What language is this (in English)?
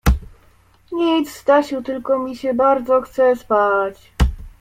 Polish